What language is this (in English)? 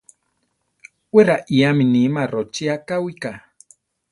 Central Tarahumara